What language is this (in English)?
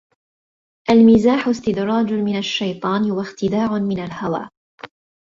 Arabic